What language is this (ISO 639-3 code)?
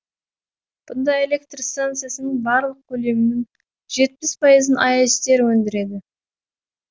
kaz